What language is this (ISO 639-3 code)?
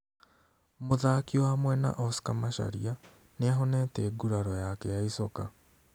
kik